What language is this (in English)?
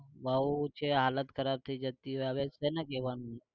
Gujarati